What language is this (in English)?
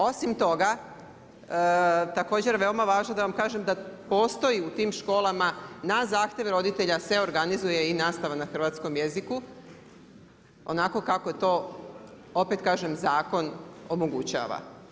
Croatian